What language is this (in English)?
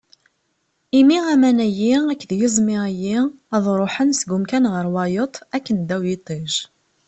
Kabyle